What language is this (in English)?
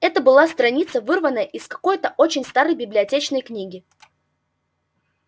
Russian